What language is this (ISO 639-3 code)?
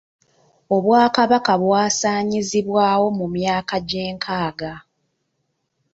lug